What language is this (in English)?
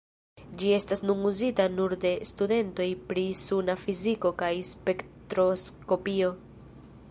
Esperanto